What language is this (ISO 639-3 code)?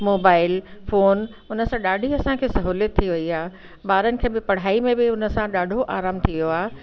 snd